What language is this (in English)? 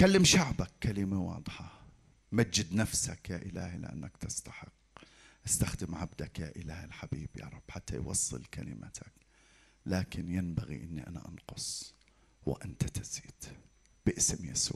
Arabic